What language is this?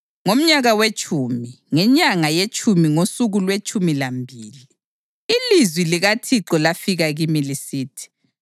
North Ndebele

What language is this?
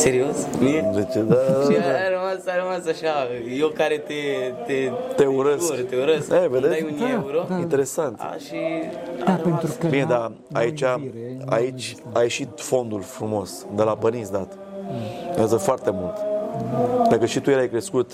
Romanian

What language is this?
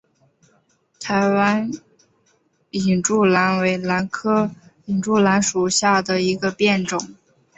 Chinese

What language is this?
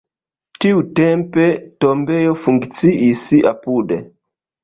Esperanto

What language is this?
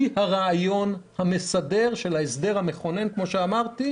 Hebrew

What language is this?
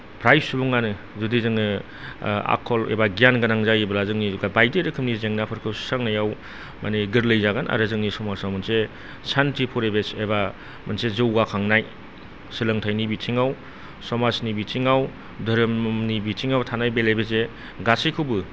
Bodo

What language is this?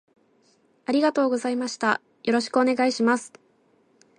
Japanese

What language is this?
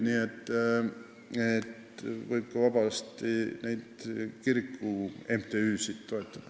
Estonian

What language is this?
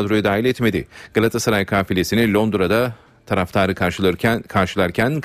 Turkish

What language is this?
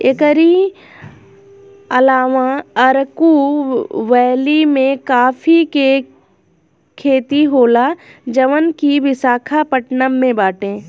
Bhojpuri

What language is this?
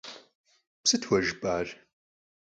Kabardian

